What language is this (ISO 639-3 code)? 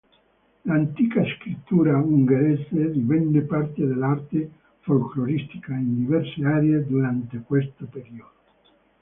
ita